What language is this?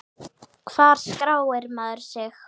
Icelandic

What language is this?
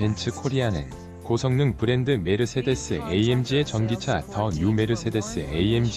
Korean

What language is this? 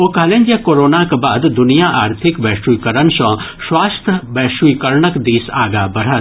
Maithili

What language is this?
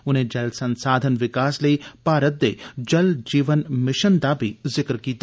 Dogri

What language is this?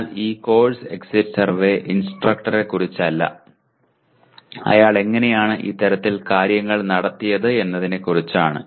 Malayalam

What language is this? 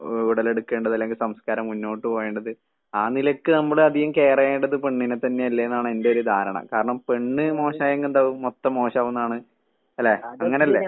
Malayalam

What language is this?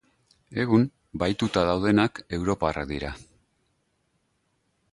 Basque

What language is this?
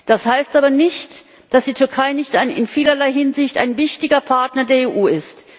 German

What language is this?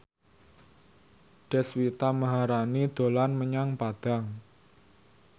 Javanese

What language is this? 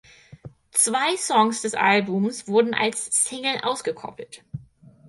German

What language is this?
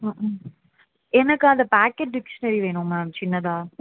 Tamil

